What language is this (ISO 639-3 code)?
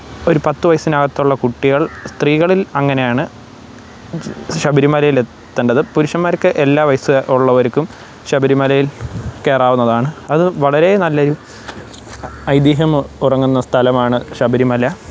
mal